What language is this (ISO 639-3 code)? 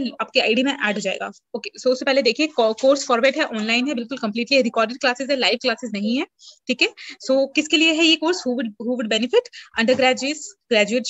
hin